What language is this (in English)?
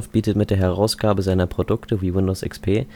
German